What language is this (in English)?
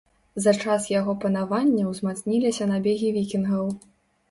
Belarusian